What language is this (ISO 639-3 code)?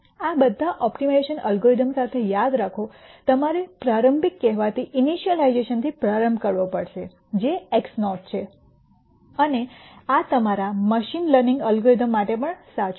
guj